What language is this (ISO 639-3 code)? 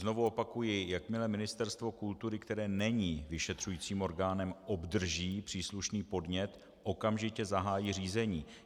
ces